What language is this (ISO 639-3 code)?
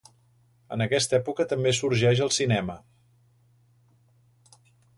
cat